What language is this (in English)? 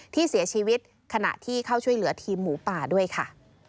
Thai